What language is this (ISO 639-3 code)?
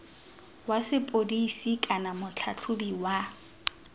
tsn